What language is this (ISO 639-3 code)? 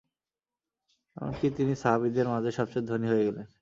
ben